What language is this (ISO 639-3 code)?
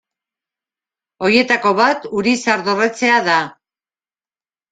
eus